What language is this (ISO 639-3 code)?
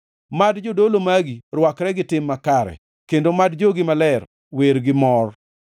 luo